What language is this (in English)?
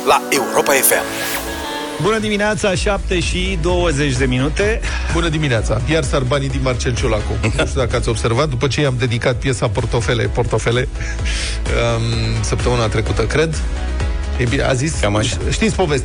Romanian